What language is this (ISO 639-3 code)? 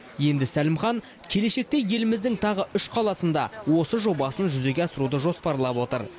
kaz